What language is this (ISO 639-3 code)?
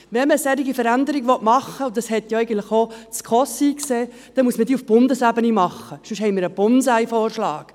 gsw